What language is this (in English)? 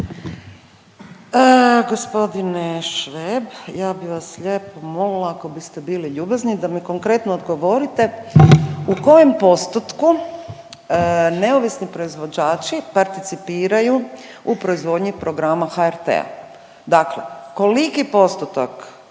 Croatian